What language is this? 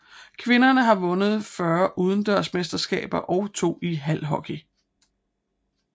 Danish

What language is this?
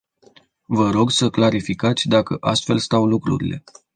Romanian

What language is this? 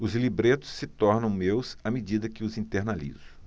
Portuguese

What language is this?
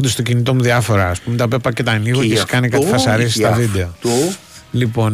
Greek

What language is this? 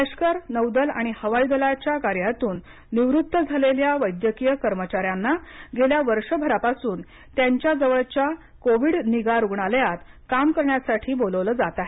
Marathi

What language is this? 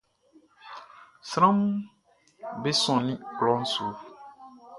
Baoulé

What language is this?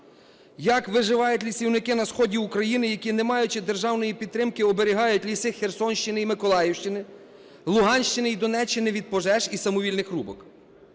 Ukrainian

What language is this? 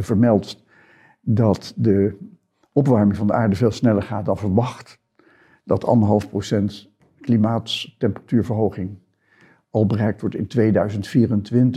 Dutch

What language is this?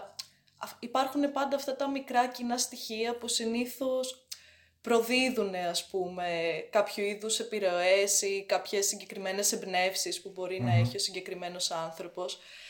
Greek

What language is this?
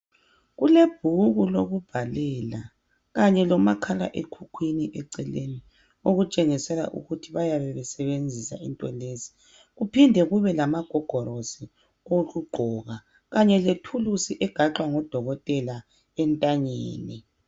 North Ndebele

